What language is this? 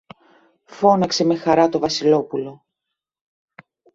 Greek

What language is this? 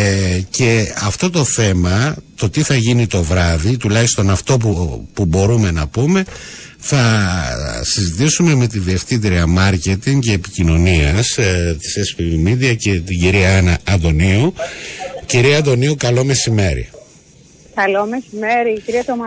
Greek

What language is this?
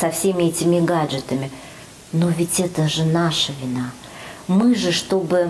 Russian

